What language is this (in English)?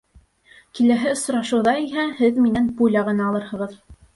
Bashkir